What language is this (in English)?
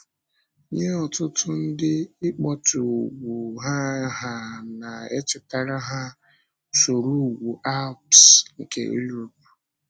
Igbo